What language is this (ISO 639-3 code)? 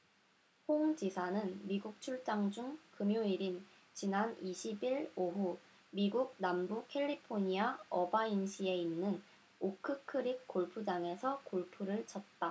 kor